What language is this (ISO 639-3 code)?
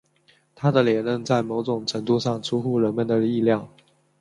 zho